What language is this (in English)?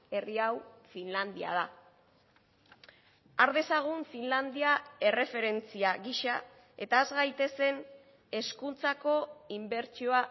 Basque